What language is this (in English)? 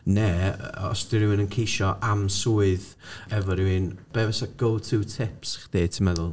Welsh